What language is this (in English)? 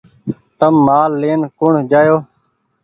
Goaria